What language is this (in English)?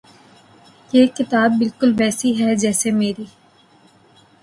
Urdu